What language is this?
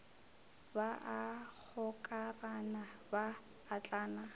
Northern Sotho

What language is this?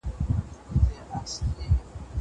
Pashto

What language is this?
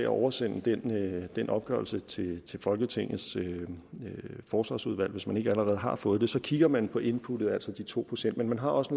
Danish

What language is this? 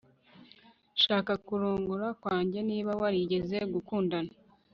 Kinyarwanda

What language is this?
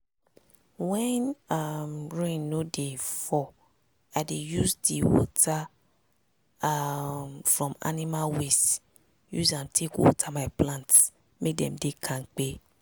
Nigerian Pidgin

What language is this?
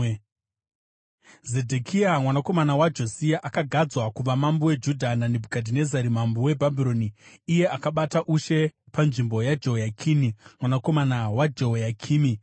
Shona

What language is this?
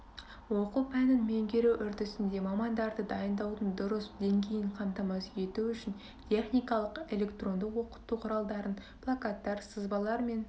Kazakh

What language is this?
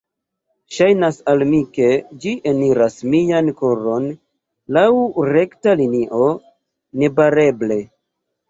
Esperanto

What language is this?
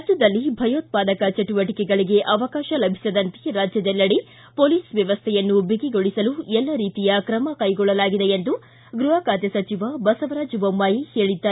Kannada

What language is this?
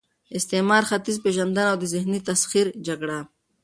Pashto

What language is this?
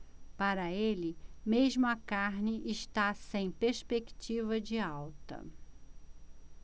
Portuguese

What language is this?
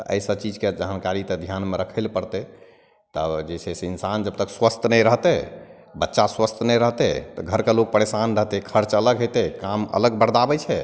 Maithili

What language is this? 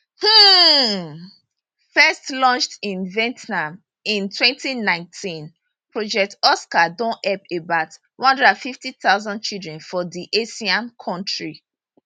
Nigerian Pidgin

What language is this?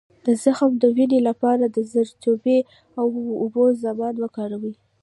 Pashto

